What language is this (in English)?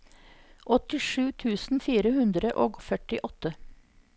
Norwegian